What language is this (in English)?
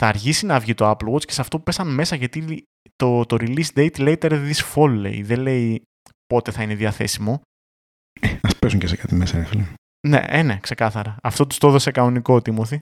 Greek